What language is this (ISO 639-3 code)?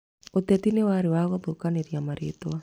kik